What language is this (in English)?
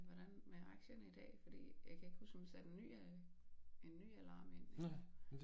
Danish